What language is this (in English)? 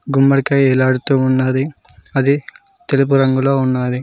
Telugu